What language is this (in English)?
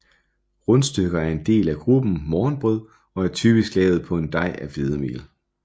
Danish